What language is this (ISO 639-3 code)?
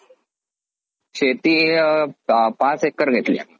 mar